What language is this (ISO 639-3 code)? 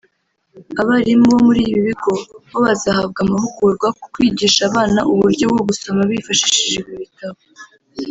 kin